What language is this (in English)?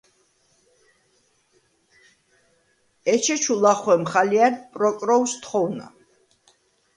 Svan